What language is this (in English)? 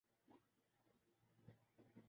Urdu